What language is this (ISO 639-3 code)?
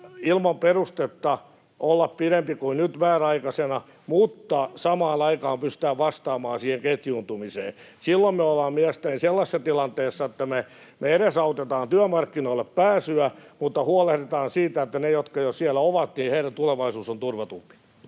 fin